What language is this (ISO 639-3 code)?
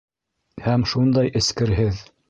bak